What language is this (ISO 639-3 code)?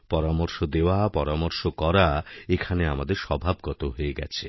ben